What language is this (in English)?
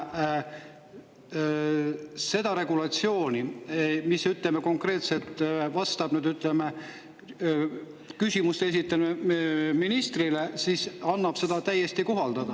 Estonian